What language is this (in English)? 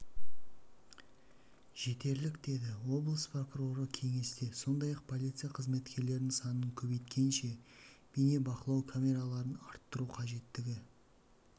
Kazakh